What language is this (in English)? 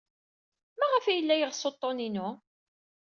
Kabyle